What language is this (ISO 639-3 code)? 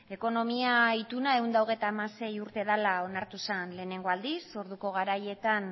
eus